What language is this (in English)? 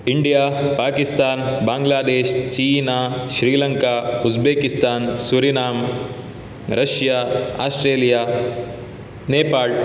Sanskrit